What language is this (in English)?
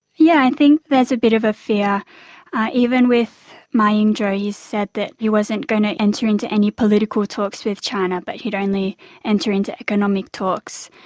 English